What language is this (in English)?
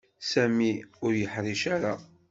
Kabyle